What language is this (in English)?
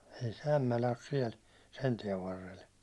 Finnish